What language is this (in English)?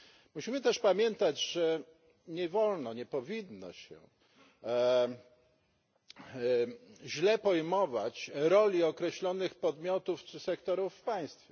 Polish